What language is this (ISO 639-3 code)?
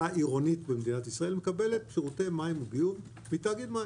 heb